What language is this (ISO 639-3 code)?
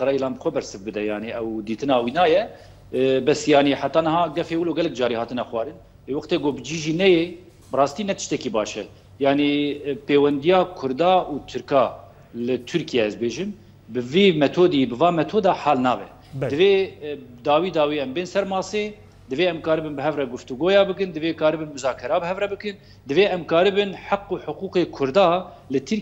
ara